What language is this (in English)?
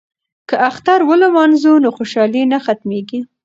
Pashto